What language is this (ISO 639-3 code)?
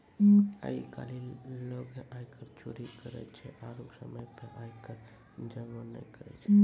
mai